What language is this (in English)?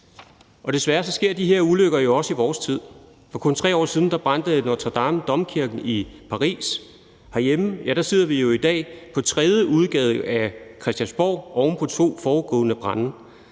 Danish